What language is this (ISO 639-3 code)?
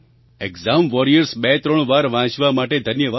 guj